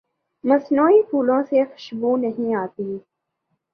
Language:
Urdu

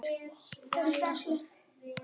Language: Icelandic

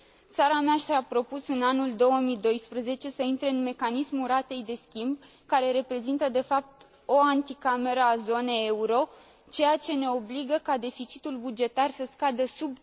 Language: Romanian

